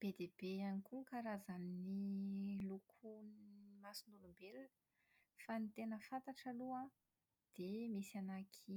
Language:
Malagasy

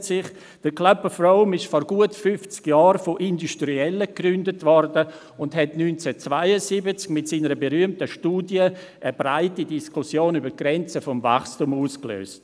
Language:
Swiss German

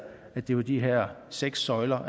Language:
Danish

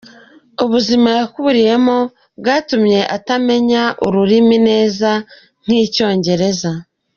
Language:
Kinyarwanda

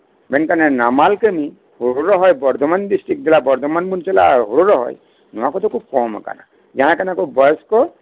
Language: Santali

